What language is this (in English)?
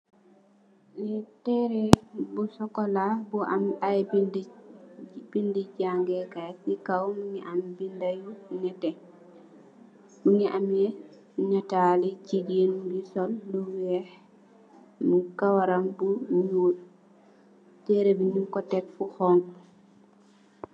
Wolof